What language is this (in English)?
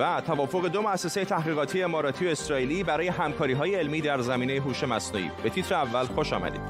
Persian